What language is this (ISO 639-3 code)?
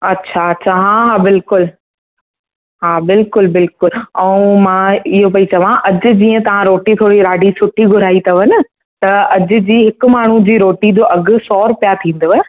snd